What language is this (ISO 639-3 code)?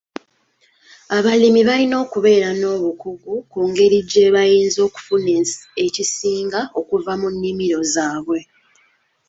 lug